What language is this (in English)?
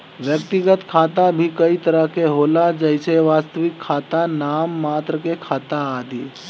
Bhojpuri